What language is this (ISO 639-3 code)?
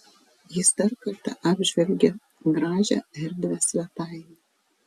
lit